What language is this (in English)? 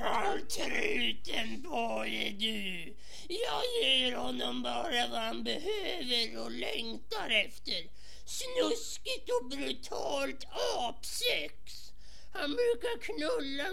Swedish